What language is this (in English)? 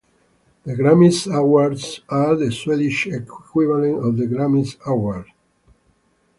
English